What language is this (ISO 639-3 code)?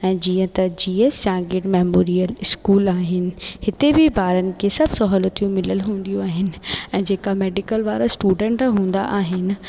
snd